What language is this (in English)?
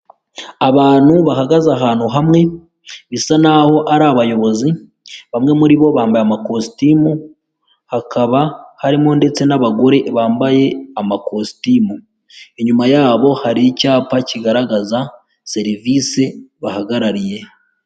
Kinyarwanda